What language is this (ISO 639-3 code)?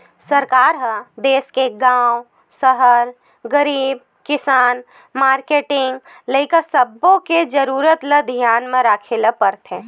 hne